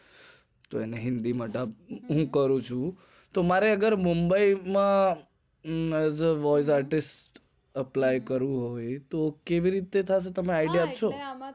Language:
Gujarati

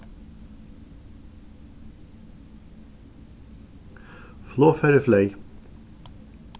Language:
Faroese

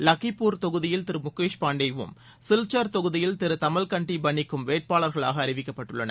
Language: Tamil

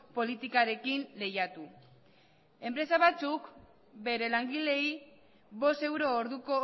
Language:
Basque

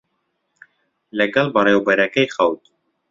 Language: Central Kurdish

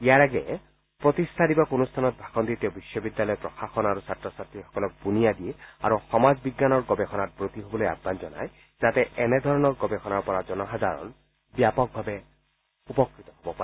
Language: Assamese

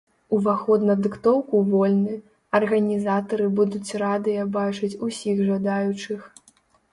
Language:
Belarusian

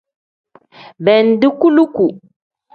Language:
Tem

